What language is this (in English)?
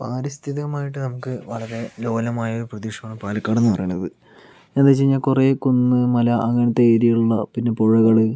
Malayalam